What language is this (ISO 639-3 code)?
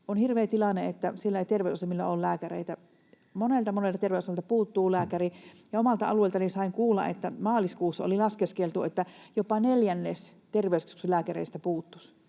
fin